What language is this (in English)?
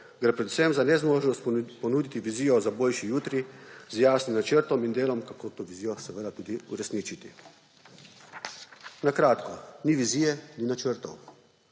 Slovenian